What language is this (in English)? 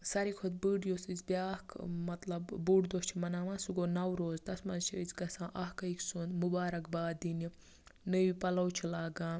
Kashmiri